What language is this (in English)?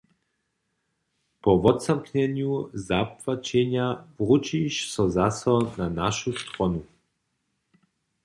Upper Sorbian